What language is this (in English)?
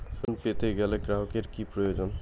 Bangla